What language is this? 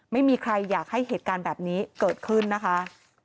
Thai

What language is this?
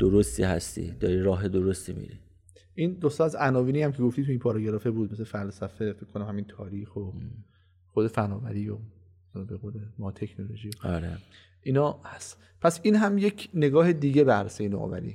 Persian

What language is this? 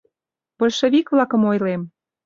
Mari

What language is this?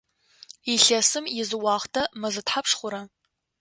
Adyghe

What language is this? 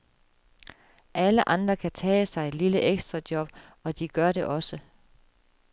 Danish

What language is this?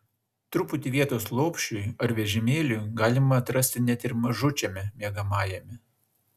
Lithuanian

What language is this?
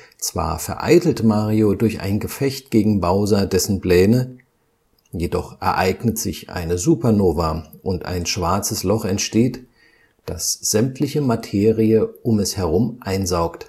German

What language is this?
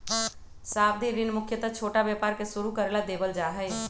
Magahi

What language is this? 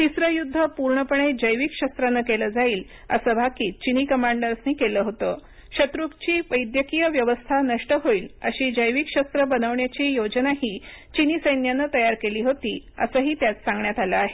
Marathi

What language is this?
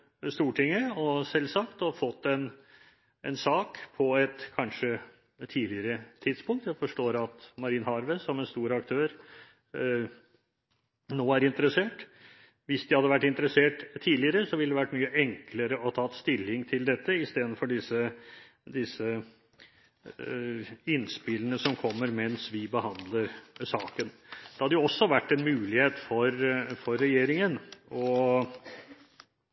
Norwegian Bokmål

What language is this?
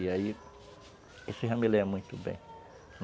Portuguese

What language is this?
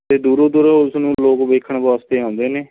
Punjabi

